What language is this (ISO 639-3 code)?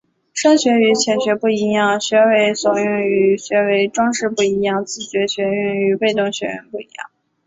zho